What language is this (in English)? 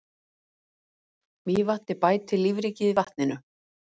Icelandic